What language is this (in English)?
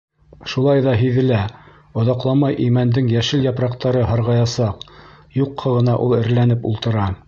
Bashkir